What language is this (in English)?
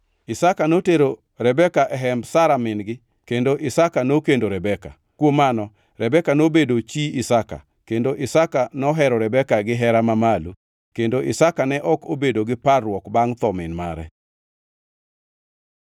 Luo (Kenya and Tanzania)